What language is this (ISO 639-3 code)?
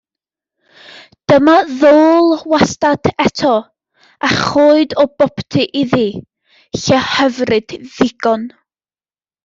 cym